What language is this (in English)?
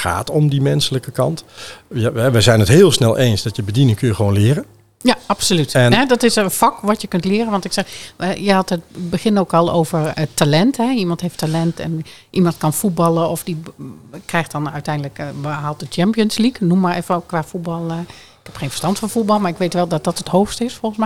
Dutch